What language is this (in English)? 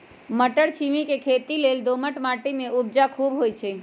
Magahi